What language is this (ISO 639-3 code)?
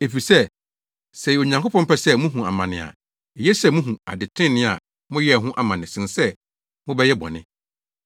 aka